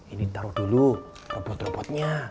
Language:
Indonesian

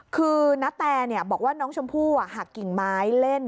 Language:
Thai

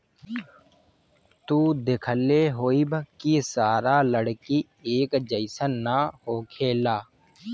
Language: Bhojpuri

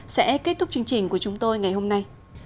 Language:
Vietnamese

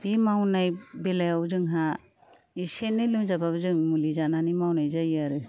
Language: Bodo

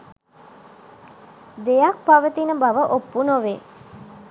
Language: Sinhala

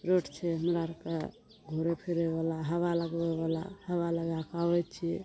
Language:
Maithili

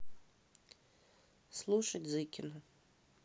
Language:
Russian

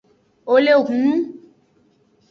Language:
Aja (Benin)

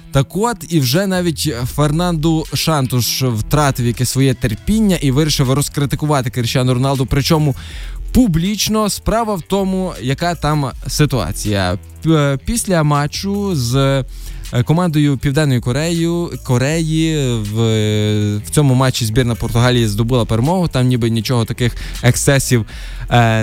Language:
Ukrainian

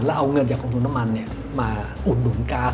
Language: Thai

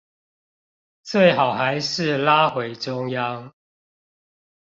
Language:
Chinese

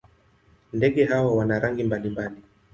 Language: Swahili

